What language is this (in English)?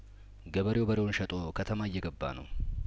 Amharic